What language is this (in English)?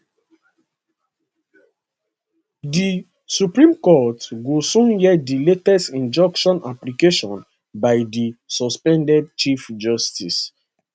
Nigerian Pidgin